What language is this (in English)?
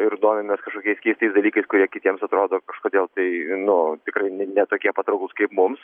Lithuanian